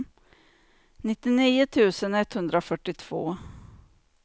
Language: Swedish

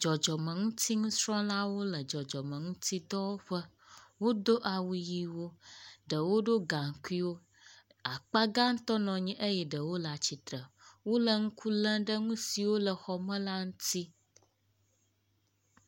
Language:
Ewe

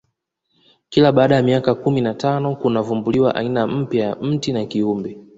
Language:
Swahili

